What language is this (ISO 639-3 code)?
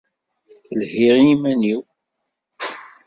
kab